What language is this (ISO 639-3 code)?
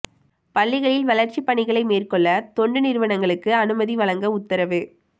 tam